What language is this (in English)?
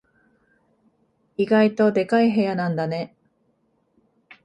Japanese